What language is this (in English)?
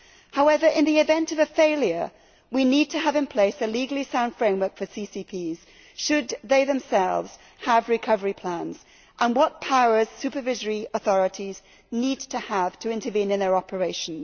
English